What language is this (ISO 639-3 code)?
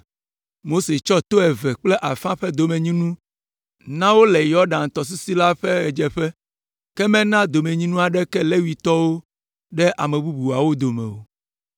ewe